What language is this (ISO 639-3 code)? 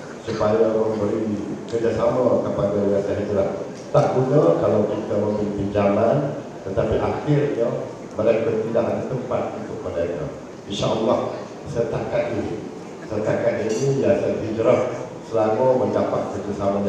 msa